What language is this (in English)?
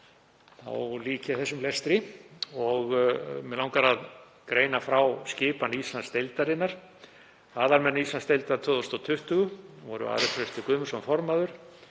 Icelandic